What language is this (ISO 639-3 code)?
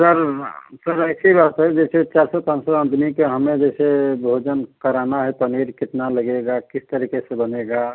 hin